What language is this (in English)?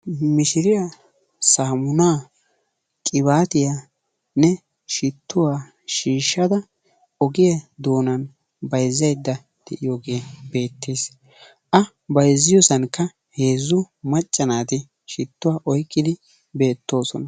Wolaytta